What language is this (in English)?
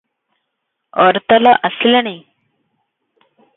Odia